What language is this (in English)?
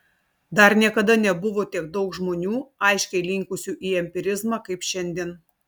Lithuanian